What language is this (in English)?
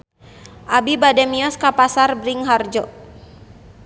Sundanese